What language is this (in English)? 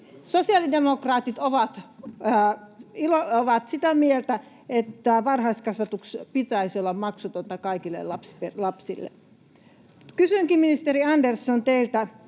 Finnish